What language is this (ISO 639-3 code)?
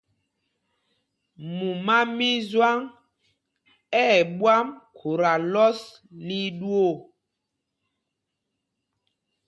mgg